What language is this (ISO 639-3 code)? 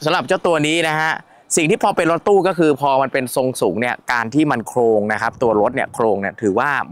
tha